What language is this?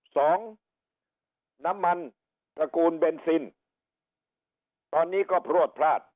Thai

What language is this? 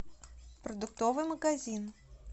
Russian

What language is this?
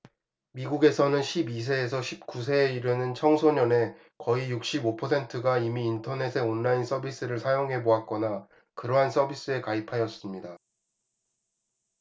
Korean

